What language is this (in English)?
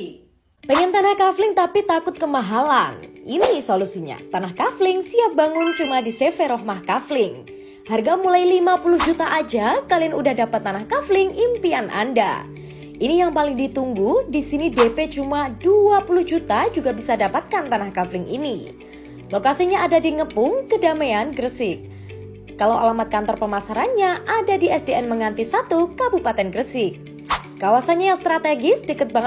Indonesian